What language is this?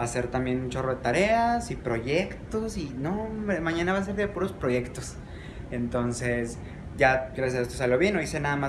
Spanish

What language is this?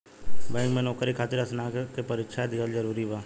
Bhojpuri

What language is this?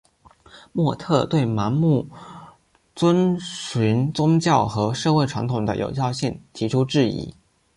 Chinese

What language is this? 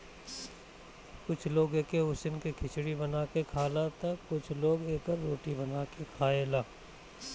Bhojpuri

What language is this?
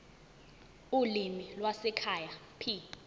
Zulu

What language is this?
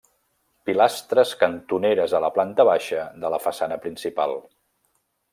Catalan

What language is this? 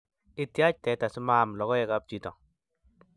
Kalenjin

